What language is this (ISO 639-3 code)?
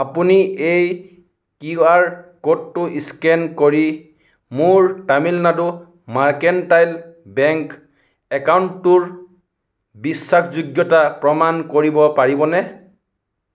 asm